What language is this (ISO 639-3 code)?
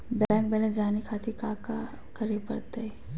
mag